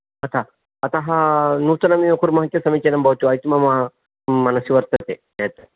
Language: Sanskrit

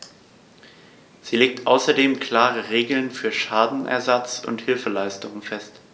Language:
German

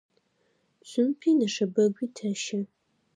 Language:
Adyghe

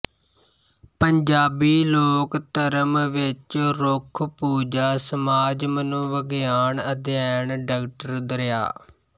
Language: Punjabi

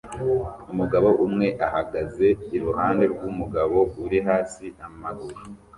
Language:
Kinyarwanda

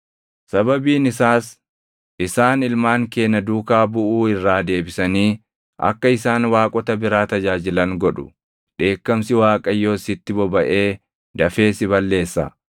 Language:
Oromo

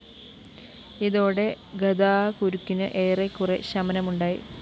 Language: Malayalam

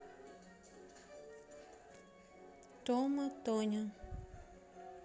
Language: Russian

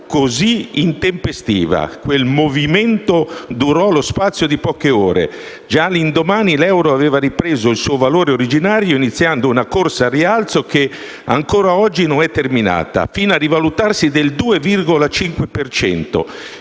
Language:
Italian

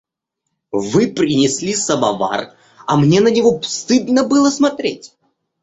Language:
Russian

